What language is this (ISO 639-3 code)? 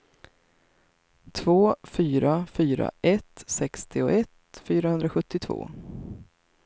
swe